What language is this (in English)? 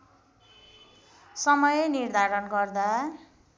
Nepali